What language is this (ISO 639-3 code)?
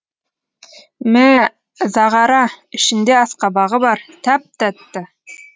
kaz